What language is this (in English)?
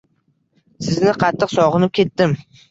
Uzbek